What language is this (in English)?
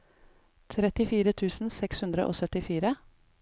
Norwegian